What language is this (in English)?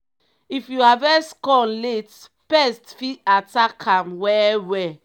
Nigerian Pidgin